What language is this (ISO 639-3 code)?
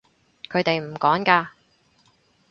yue